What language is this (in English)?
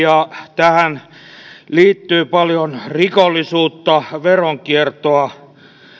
Finnish